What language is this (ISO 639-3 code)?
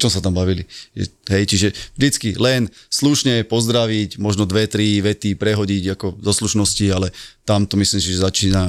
slk